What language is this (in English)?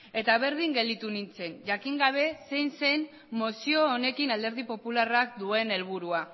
Basque